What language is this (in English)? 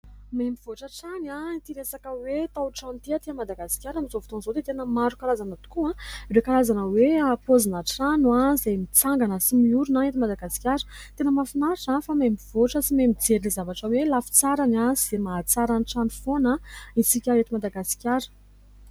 Malagasy